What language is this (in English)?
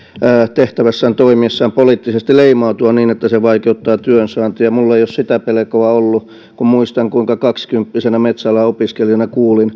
Finnish